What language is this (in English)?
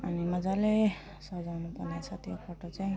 Nepali